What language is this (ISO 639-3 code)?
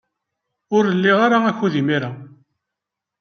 kab